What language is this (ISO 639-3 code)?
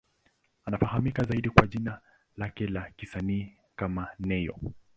swa